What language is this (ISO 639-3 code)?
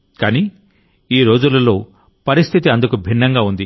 tel